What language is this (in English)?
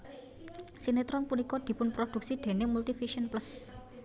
Javanese